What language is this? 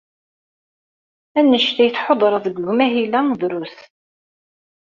Kabyle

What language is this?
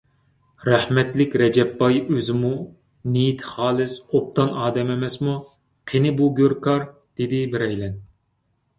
Uyghur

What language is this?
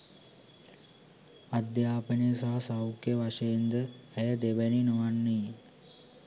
Sinhala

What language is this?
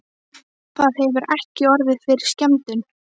Icelandic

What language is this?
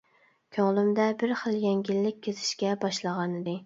Uyghur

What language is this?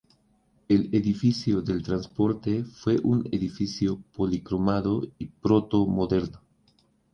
Spanish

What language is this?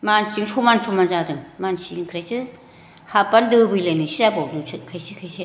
Bodo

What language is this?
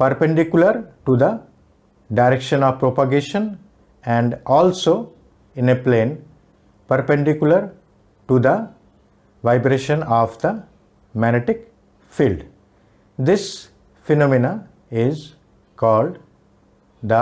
English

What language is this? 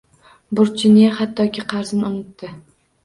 Uzbek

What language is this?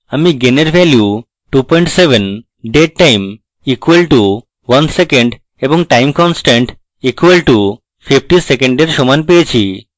Bangla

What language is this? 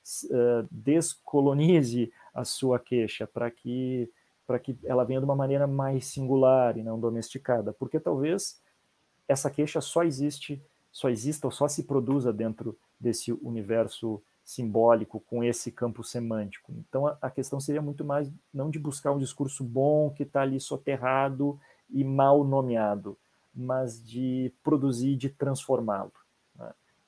Portuguese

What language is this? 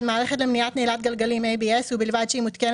Hebrew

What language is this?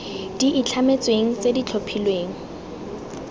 Tswana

